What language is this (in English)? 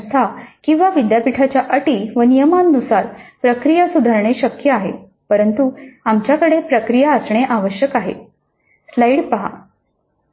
Marathi